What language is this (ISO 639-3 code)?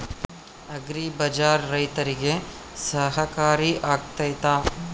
kan